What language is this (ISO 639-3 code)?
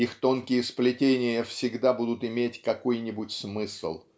rus